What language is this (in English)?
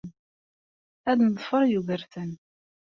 Kabyle